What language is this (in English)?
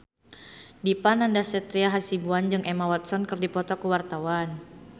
Sundanese